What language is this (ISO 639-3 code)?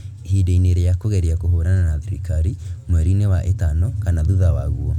kik